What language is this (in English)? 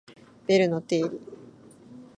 Japanese